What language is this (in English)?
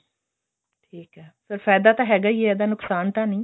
Punjabi